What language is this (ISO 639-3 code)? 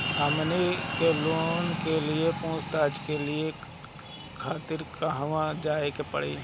bho